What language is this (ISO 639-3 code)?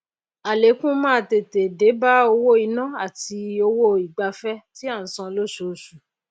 yor